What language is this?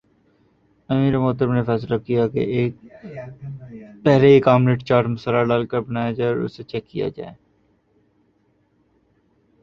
Urdu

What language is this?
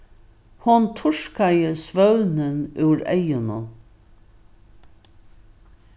Faroese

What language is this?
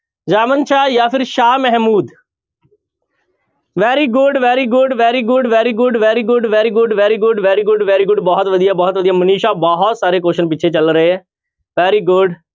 Punjabi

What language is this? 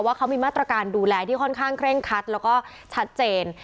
Thai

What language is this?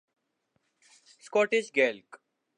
Urdu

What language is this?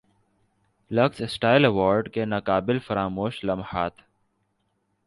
Urdu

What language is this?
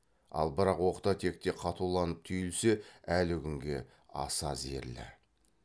Kazakh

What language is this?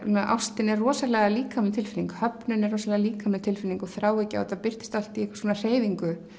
Icelandic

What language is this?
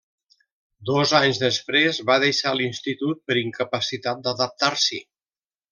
Catalan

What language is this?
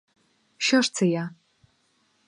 Ukrainian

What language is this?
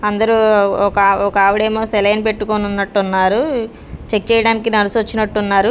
Telugu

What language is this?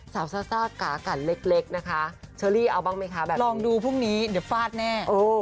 Thai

